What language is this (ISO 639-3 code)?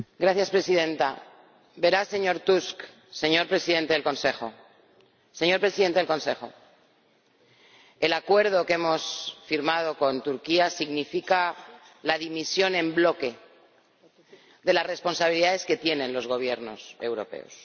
spa